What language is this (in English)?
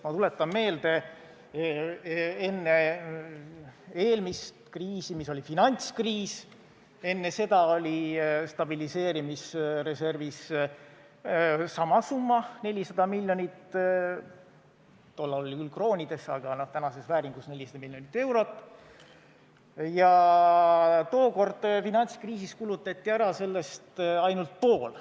Estonian